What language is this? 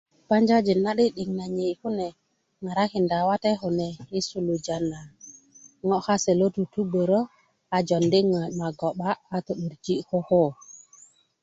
Kuku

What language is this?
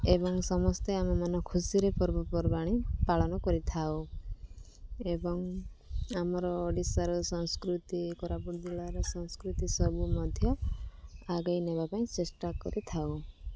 Odia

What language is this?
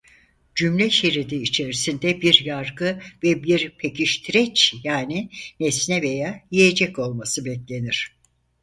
Turkish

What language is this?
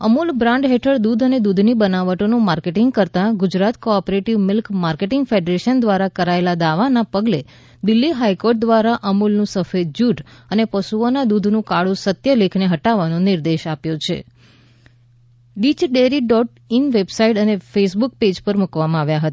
Gujarati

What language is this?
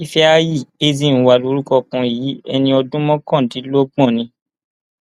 Yoruba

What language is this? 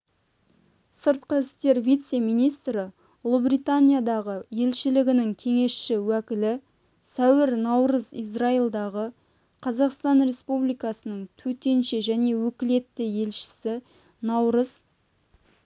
Kazakh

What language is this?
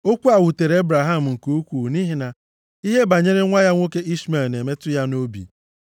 Igbo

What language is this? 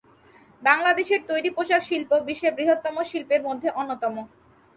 Bangla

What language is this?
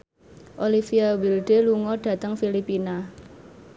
Javanese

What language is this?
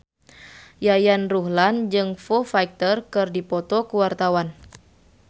Sundanese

